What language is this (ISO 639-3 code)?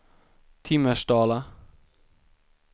swe